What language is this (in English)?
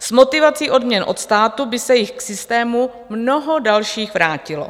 Czech